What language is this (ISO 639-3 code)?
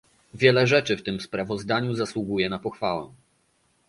pol